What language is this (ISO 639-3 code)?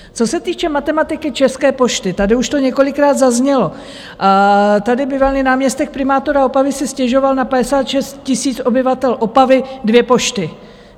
ces